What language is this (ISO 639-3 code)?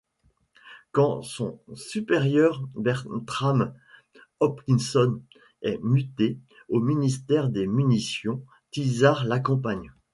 fra